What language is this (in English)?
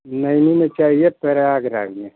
Hindi